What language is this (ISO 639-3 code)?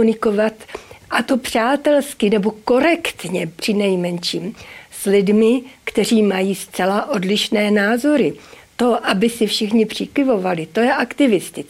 ces